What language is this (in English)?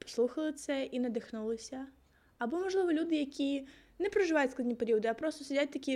Ukrainian